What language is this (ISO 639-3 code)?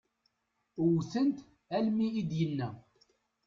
kab